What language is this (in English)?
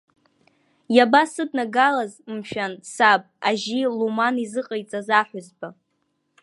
Abkhazian